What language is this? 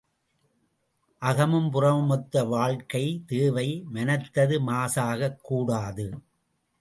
Tamil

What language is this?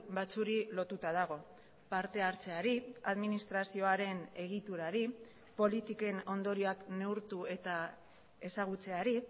Basque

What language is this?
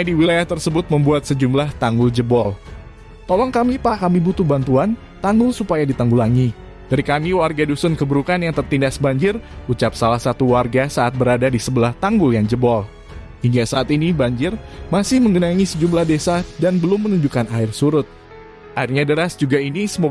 Indonesian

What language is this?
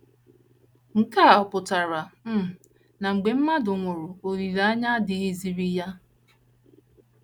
Igbo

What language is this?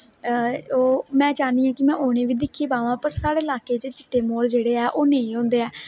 Dogri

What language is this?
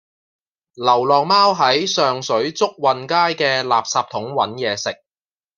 Cantonese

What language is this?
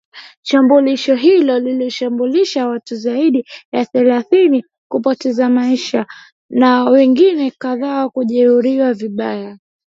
Swahili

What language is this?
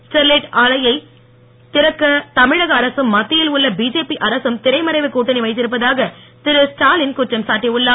Tamil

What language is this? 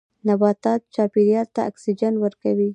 Pashto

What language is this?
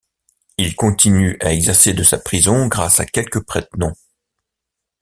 French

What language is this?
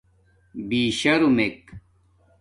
Domaaki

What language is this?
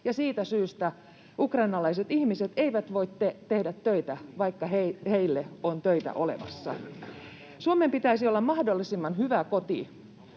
Finnish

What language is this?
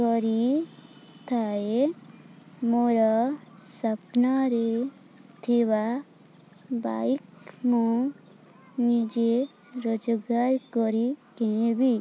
Odia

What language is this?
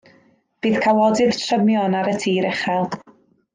Welsh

